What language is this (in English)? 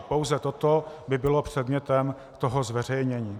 Czech